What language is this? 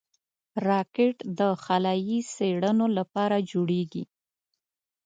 Pashto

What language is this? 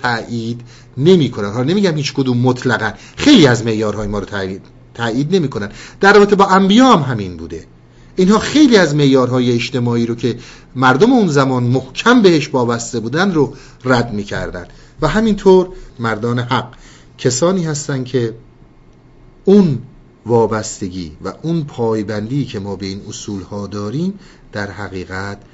Persian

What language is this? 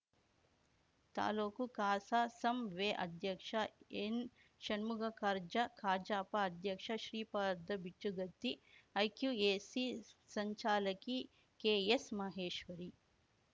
Kannada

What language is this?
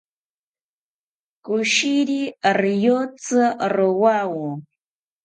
South Ucayali Ashéninka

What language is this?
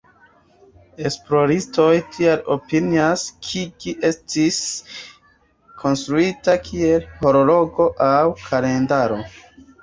Esperanto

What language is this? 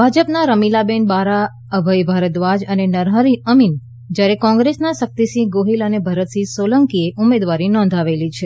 Gujarati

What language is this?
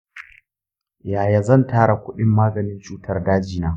Hausa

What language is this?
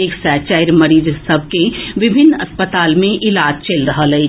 Maithili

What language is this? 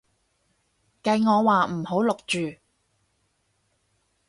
Cantonese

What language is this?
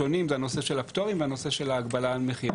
Hebrew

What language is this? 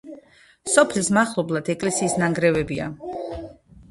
Georgian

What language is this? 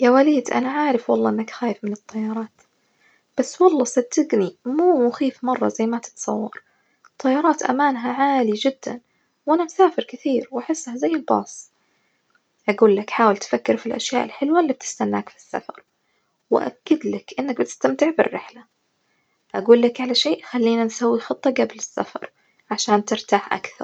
Najdi Arabic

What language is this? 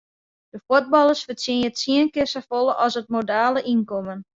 Western Frisian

